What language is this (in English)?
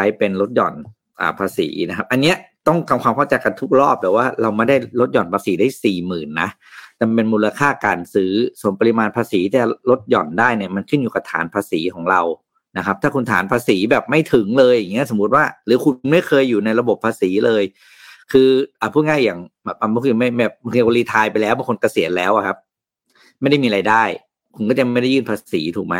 Thai